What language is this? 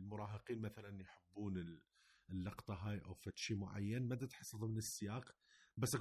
Arabic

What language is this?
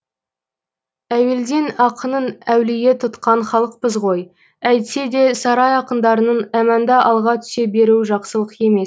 Kazakh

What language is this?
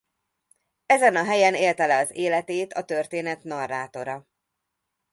Hungarian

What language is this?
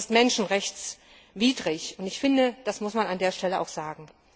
German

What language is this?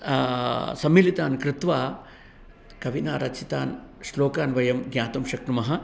Sanskrit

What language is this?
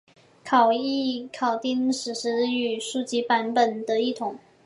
Chinese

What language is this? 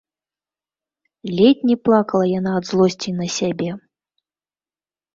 Belarusian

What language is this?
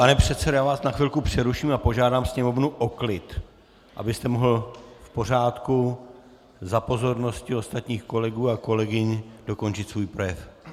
Czech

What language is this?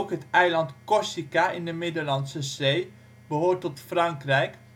Dutch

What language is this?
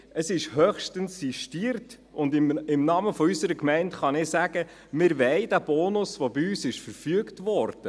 Swiss German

